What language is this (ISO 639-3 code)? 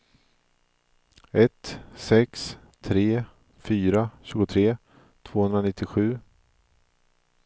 swe